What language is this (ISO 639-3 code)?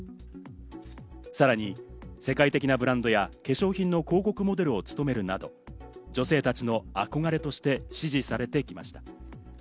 jpn